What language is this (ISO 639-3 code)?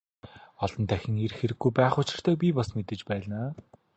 mon